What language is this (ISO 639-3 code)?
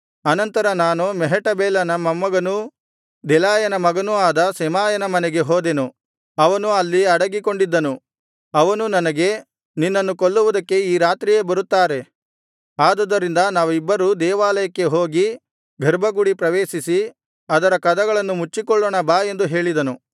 kan